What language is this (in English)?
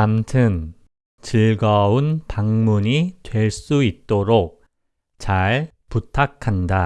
Korean